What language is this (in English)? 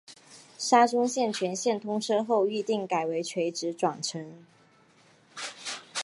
Chinese